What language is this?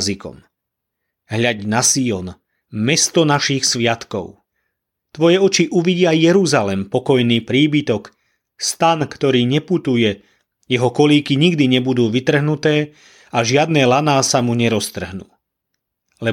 Slovak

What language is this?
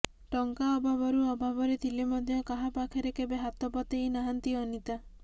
Odia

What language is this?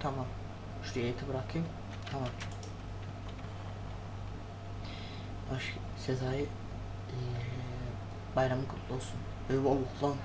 Turkish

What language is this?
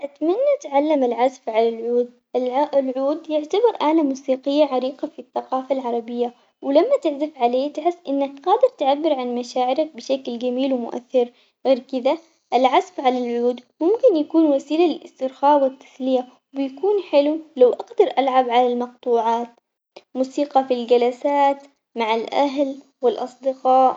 Omani Arabic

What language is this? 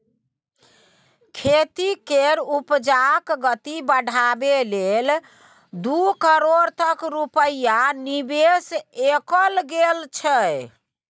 Maithili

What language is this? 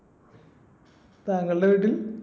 Malayalam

